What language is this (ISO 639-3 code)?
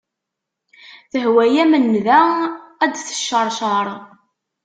kab